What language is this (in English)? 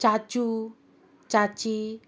Konkani